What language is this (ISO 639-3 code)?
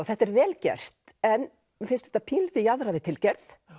isl